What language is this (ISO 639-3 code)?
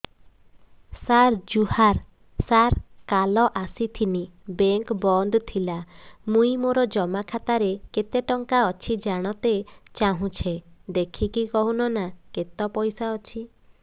ori